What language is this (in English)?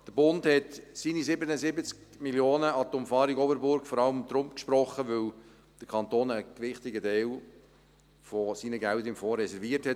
Swiss German